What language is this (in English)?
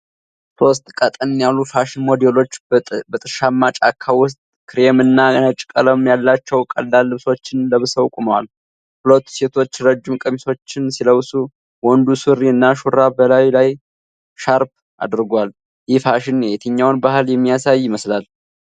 Amharic